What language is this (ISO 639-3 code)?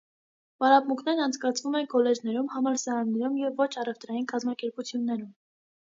hye